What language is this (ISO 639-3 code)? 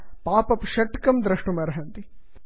san